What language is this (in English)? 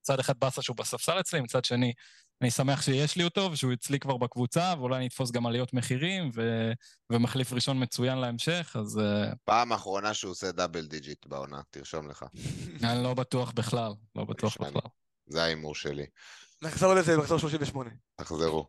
Hebrew